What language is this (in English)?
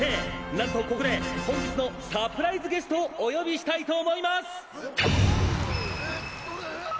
Japanese